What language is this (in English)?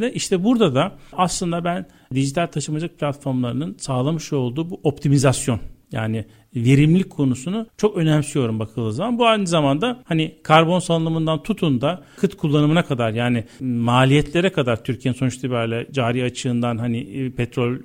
Turkish